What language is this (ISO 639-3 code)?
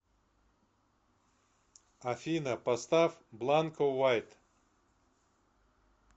rus